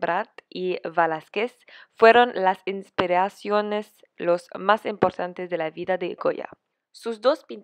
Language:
Spanish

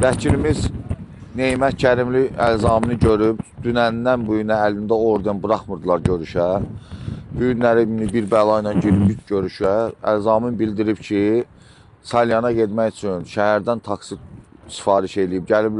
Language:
Turkish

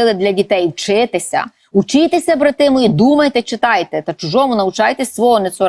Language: Ukrainian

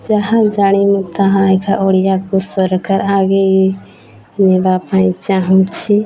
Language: Odia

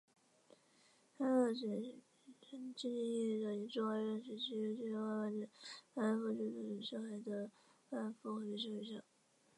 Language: Chinese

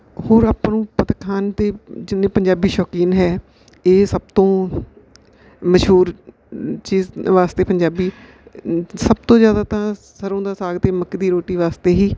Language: Punjabi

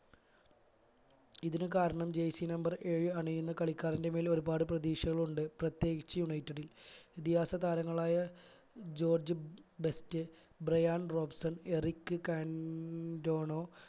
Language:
Malayalam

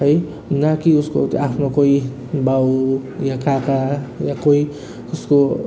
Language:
Nepali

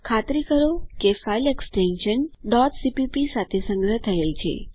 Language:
Gujarati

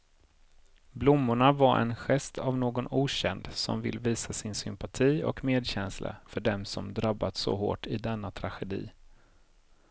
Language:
Swedish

